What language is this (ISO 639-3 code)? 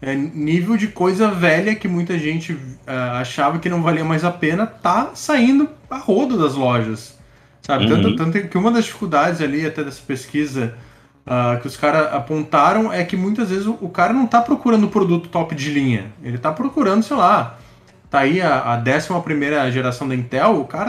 por